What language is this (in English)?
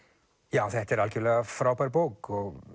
Icelandic